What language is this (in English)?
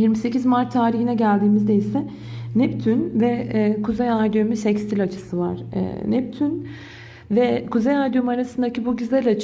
Turkish